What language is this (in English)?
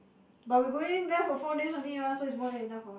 English